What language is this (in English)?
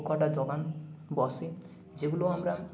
Bangla